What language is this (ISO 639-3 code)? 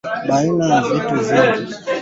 swa